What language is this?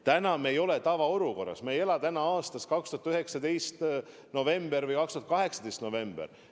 Estonian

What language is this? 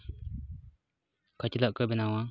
Santali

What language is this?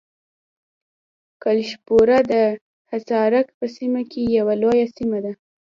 Pashto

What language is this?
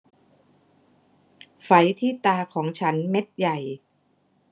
Thai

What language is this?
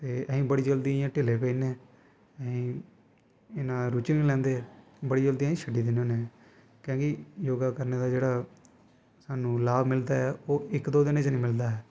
Dogri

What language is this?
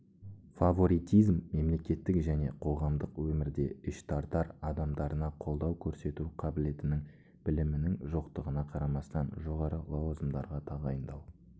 Kazakh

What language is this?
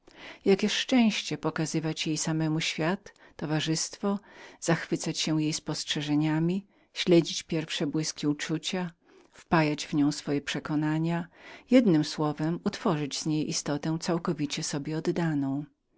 Polish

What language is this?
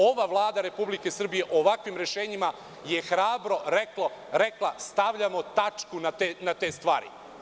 Serbian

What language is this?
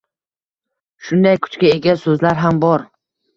Uzbek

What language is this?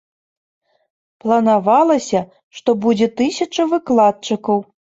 Belarusian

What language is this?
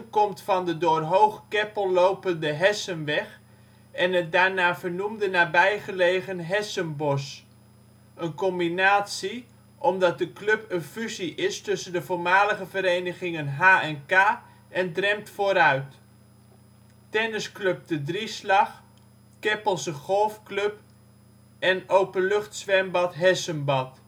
Dutch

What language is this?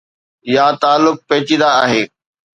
Sindhi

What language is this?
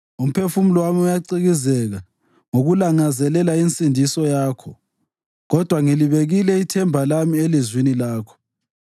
North Ndebele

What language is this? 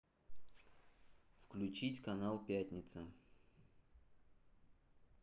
Russian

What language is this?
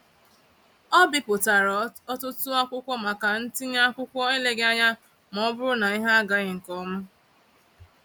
Igbo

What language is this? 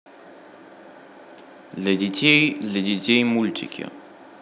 Russian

